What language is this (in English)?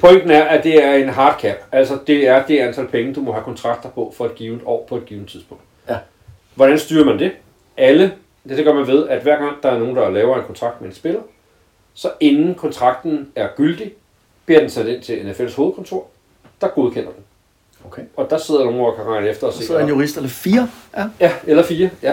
Danish